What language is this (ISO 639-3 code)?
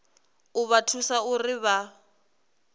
ven